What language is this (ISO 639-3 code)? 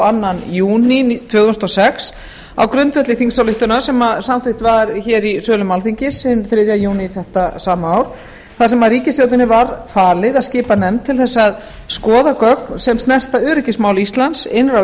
isl